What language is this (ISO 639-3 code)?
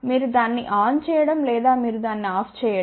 tel